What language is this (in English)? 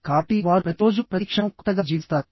Telugu